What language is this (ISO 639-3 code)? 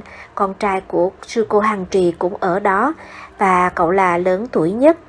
vie